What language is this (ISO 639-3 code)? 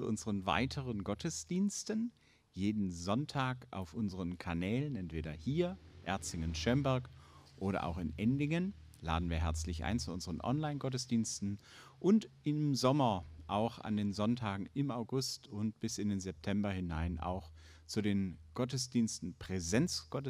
deu